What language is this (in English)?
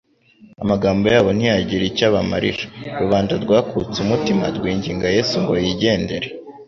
Kinyarwanda